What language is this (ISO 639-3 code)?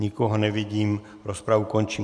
ces